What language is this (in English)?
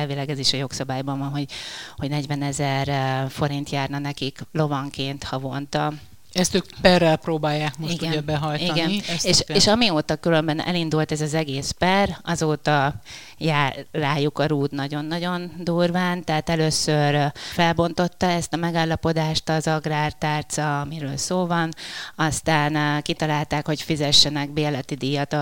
Hungarian